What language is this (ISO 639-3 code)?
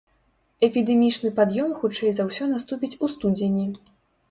bel